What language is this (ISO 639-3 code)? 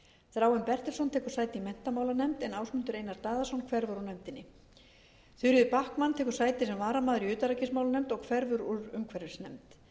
isl